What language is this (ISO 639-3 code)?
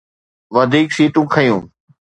snd